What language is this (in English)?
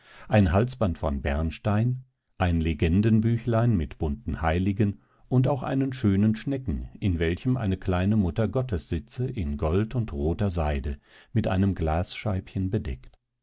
German